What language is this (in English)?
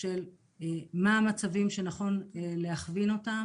Hebrew